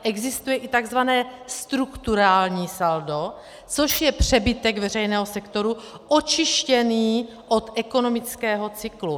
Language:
Czech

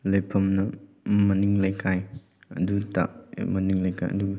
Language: Manipuri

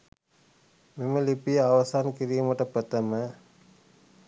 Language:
Sinhala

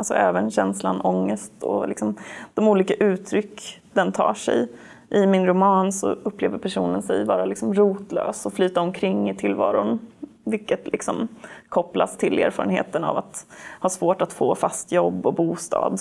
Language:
Swedish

